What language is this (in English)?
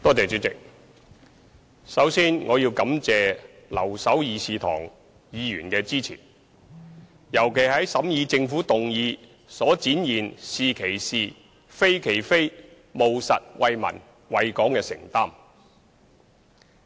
Cantonese